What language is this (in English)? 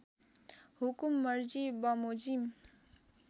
Nepali